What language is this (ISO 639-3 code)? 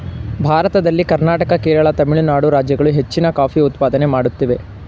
kan